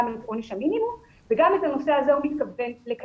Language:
Hebrew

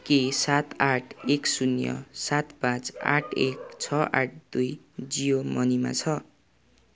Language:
Nepali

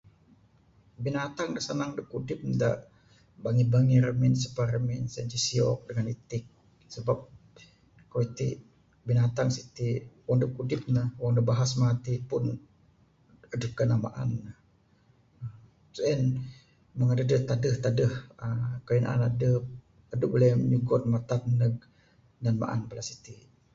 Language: Bukar-Sadung Bidayuh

